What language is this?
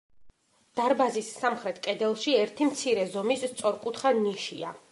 Georgian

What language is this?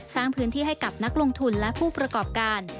Thai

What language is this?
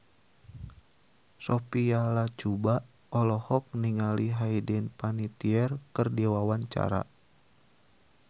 Sundanese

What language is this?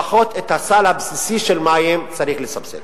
Hebrew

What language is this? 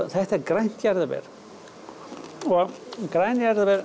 Icelandic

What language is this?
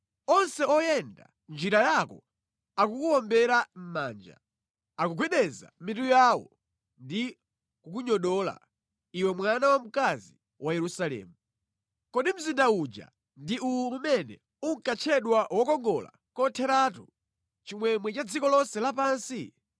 Nyanja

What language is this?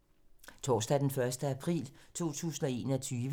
Danish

